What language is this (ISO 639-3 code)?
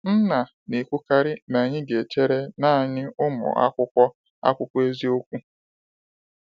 ibo